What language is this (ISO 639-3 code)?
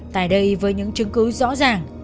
vie